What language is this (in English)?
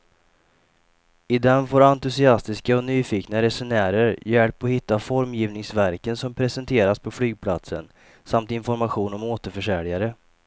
Swedish